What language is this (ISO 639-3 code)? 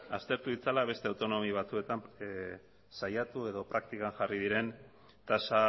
eus